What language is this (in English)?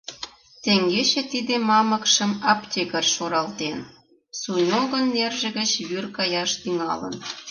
Mari